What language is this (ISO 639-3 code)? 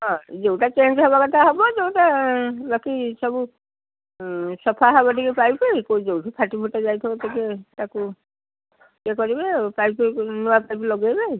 ori